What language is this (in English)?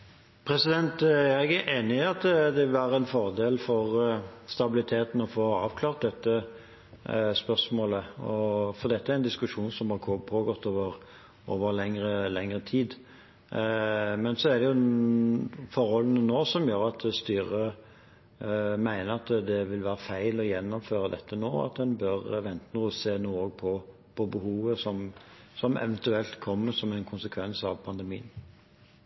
Norwegian